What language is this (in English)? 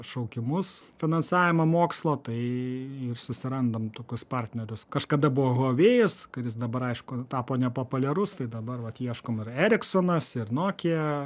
Lithuanian